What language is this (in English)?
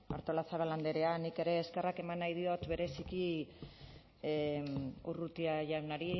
Basque